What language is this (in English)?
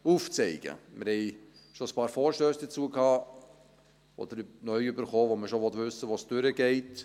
Swiss German